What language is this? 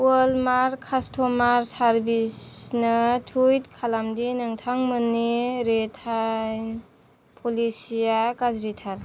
Bodo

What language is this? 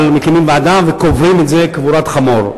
Hebrew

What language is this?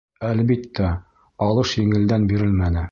Bashkir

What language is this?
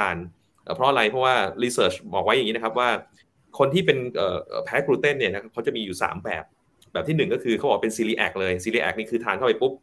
Thai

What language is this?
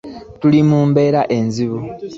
Ganda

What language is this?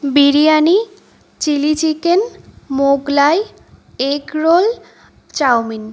Bangla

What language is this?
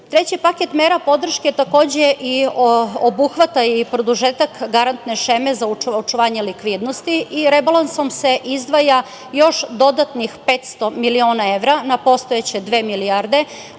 Serbian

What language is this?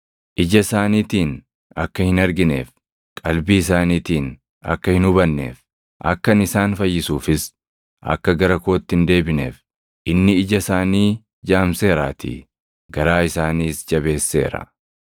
Oromo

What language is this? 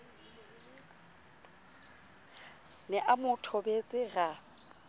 Southern Sotho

